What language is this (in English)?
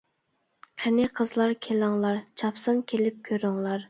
Uyghur